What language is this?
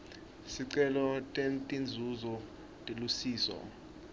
Swati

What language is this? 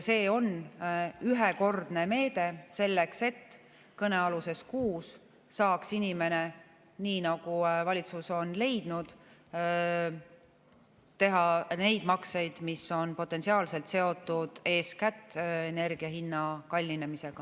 Estonian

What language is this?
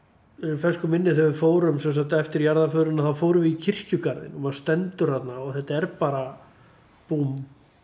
Icelandic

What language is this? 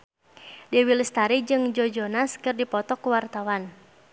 Sundanese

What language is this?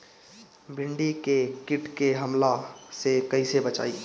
Bhojpuri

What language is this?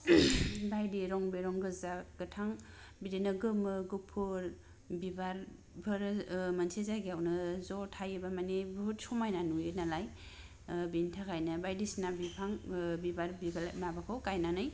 Bodo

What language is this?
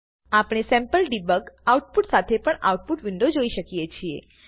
Gujarati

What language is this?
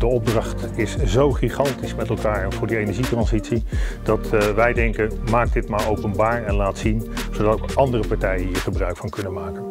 Dutch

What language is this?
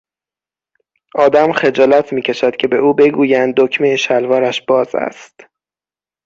Persian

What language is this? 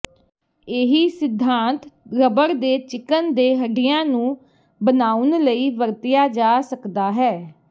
Punjabi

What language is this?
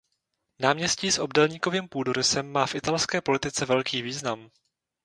Czech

